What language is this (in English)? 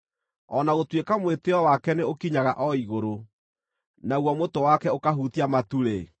Kikuyu